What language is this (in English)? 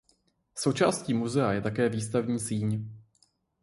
Czech